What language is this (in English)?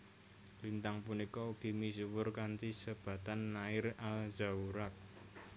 Javanese